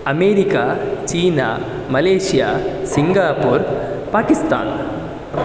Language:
Sanskrit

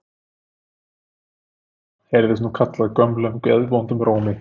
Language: Icelandic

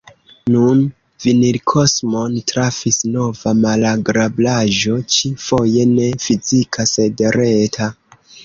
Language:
Esperanto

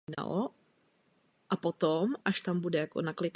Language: Czech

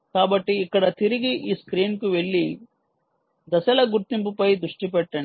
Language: Telugu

